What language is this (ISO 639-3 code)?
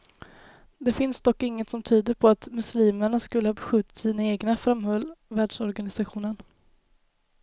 swe